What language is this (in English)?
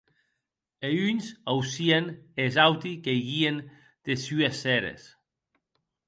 Occitan